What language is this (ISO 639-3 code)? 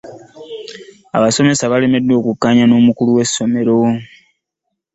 lug